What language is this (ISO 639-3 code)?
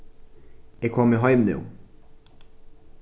fao